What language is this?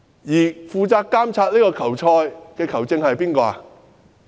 Cantonese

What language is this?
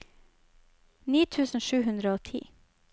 Norwegian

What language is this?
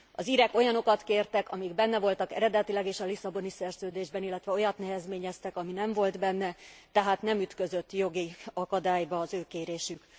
Hungarian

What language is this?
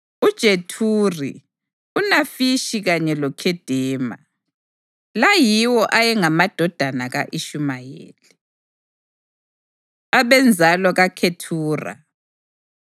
North Ndebele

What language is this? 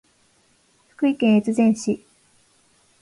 Japanese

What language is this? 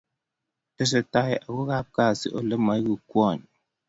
Kalenjin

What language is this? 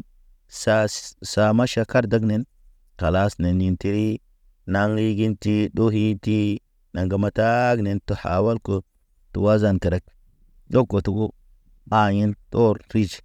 Naba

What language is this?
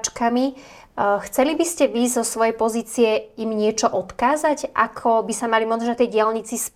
Slovak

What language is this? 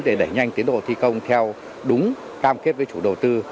Vietnamese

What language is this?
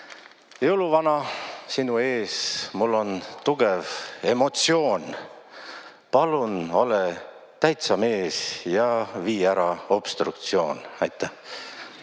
Estonian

